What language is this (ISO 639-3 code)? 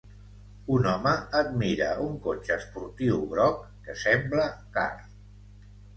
cat